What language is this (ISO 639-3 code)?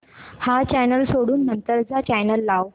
mar